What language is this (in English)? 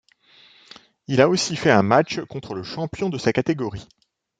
French